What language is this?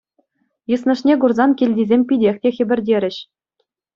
Chuvash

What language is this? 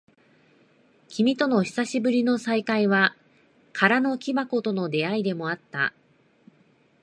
Japanese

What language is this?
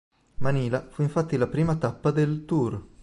Italian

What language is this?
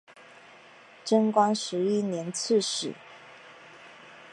Chinese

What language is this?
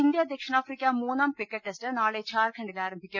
Malayalam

